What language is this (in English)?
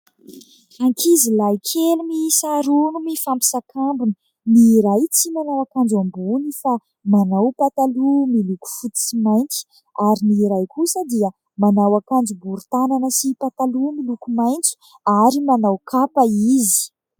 Malagasy